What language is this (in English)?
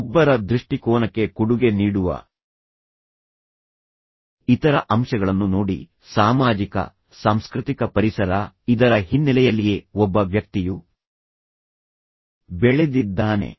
Kannada